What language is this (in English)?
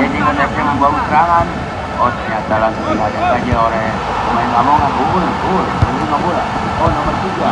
Indonesian